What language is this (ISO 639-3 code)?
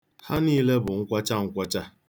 ibo